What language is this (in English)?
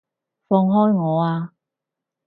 Cantonese